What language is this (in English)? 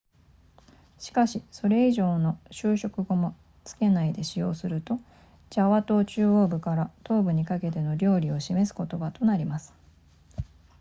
Japanese